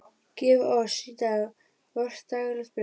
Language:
Icelandic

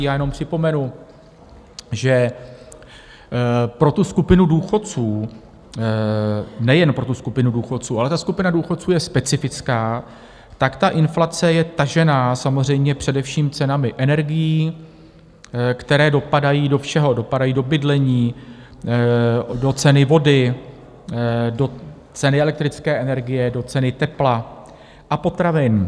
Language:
Czech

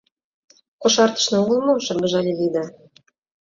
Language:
Mari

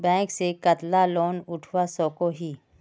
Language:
Magahi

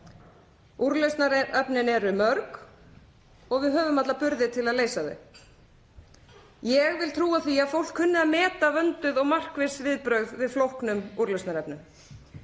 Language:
Icelandic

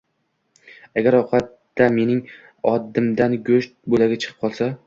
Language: Uzbek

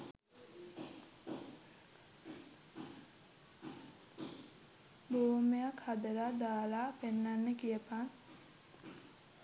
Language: Sinhala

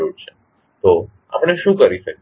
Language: Gujarati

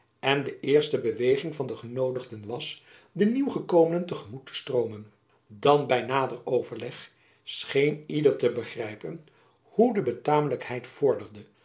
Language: Dutch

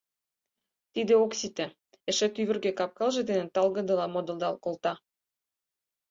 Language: Mari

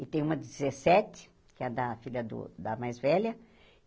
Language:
Portuguese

